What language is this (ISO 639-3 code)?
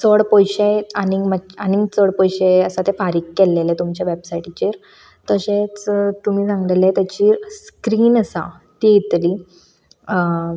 kok